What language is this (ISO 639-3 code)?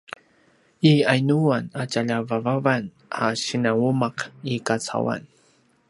pwn